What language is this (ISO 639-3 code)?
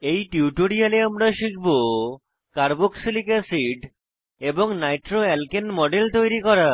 ben